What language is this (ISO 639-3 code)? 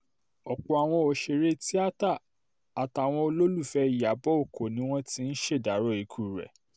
yor